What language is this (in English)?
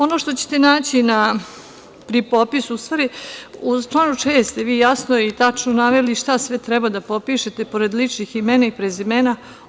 Serbian